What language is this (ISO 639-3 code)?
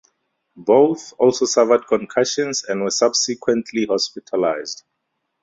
eng